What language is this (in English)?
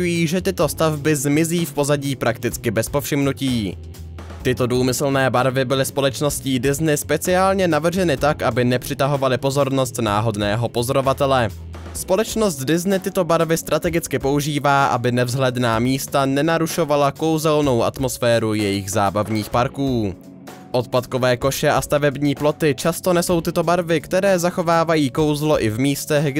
Czech